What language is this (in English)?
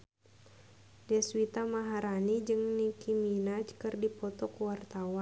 Sundanese